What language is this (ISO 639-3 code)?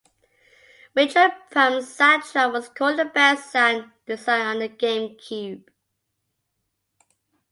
eng